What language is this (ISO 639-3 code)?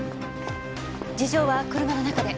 jpn